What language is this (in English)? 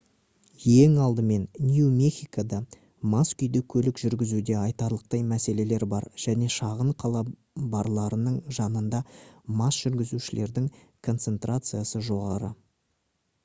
Kazakh